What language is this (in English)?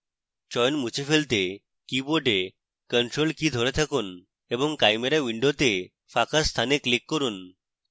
Bangla